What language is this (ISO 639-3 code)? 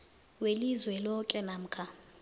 nbl